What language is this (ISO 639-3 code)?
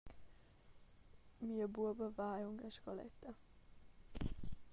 roh